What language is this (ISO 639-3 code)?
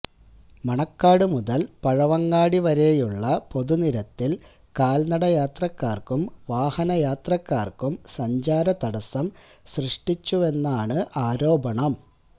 mal